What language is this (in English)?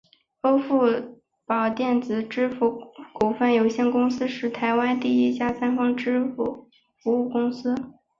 Chinese